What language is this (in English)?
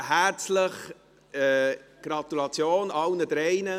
Swiss German